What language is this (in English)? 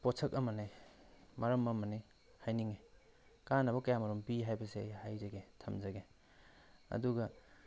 Manipuri